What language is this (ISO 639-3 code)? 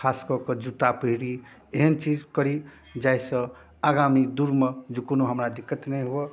mai